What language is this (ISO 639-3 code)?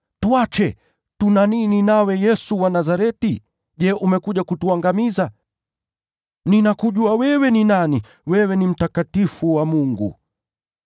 swa